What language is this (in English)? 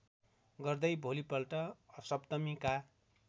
Nepali